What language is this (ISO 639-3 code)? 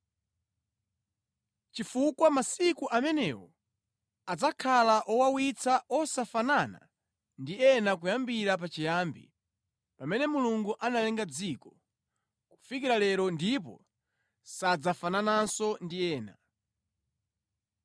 nya